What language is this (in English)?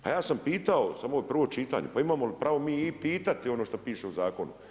Croatian